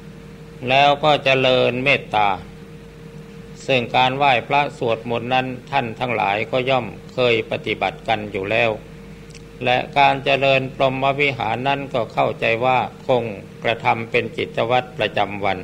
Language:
Thai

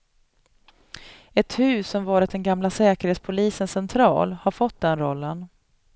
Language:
Swedish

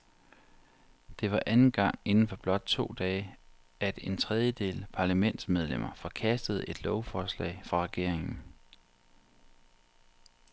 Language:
Danish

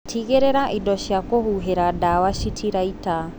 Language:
Kikuyu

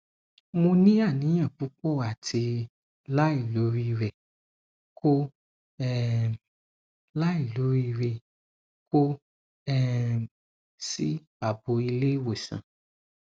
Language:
Yoruba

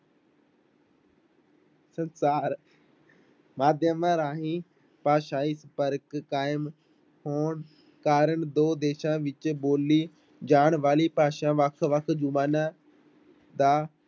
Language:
Punjabi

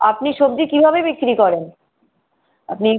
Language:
Bangla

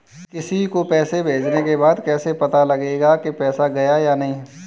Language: Hindi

